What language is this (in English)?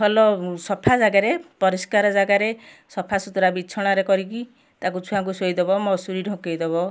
Odia